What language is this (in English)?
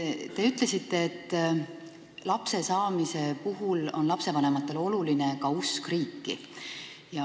Estonian